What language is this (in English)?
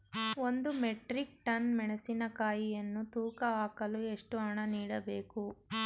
Kannada